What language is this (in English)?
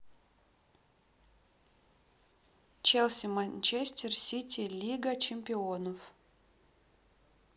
Russian